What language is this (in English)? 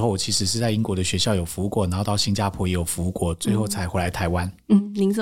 Chinese